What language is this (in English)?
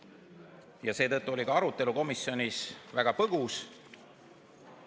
Estonian